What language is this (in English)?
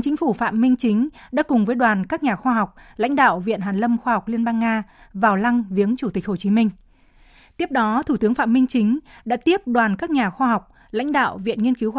Vietnamese